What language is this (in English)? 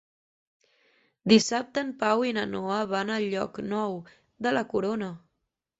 Catalan